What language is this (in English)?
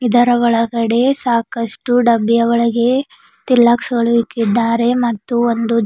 Kannada